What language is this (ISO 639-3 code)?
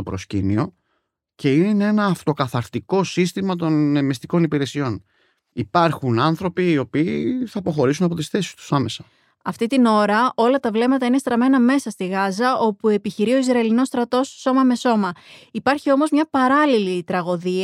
ell